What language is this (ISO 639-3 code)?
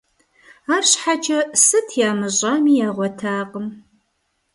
kbd